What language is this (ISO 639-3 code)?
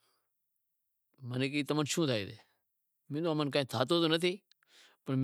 kxp